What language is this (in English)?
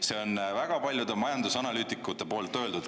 Estonian